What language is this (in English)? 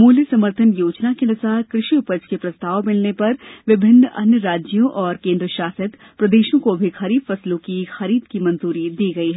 Hindi